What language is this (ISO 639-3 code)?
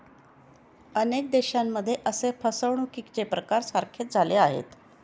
mar